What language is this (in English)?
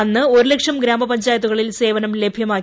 Malayalam